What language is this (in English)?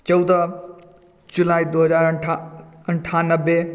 Maithili